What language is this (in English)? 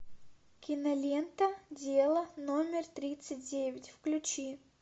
Russian